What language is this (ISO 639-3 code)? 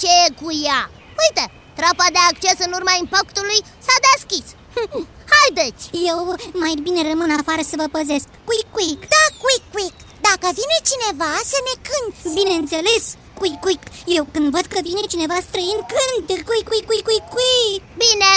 ron